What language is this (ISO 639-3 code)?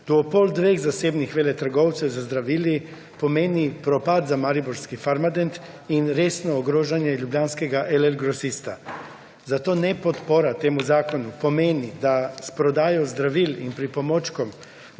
slv